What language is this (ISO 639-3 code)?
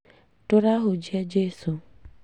kik